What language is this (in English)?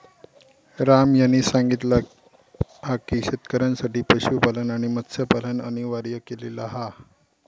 Marathi